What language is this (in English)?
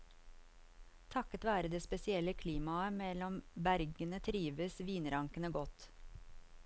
Norwegian